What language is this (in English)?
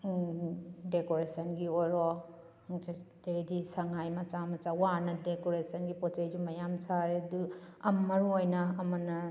Manipuri